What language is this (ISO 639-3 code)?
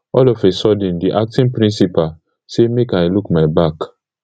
pcm